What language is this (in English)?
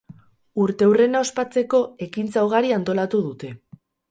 Basque